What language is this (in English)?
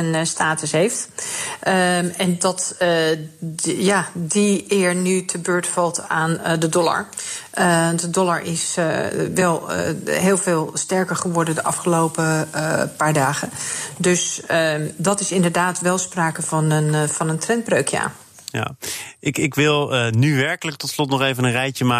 Dutch